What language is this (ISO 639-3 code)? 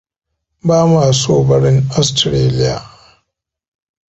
hau